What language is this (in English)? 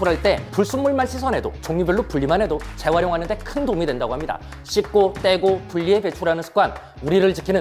Korean